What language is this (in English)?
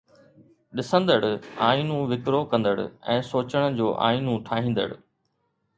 Sindhi